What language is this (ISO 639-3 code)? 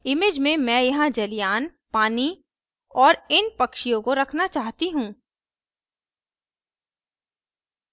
hin